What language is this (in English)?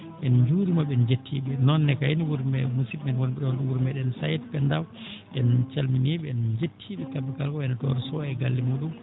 Fula